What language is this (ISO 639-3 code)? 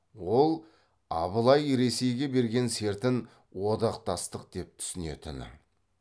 kaz